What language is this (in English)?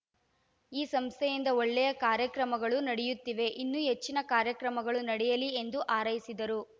Kannada